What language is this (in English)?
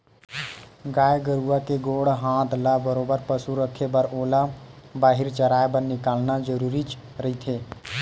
Chhattisgarhi